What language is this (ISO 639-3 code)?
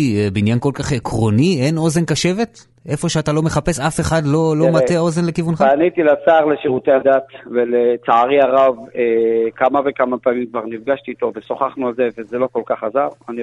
heb